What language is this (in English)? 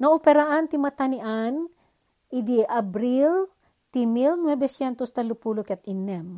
Filipino